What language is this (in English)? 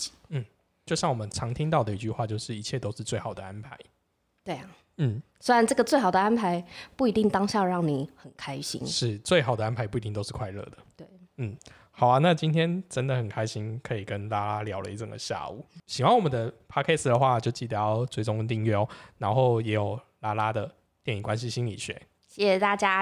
Chinese